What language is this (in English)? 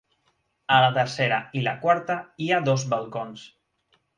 Catalan